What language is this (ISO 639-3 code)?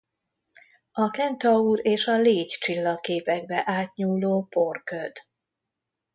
hun